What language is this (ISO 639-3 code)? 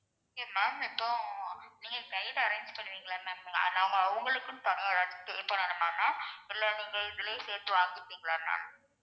tam